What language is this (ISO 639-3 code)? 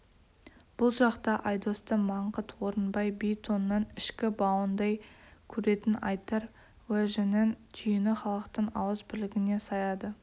kaz